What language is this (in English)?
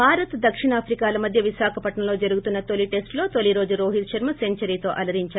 Telugu